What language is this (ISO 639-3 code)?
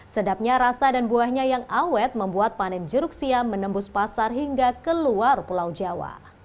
ind